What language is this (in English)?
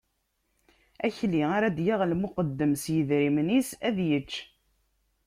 Kabyle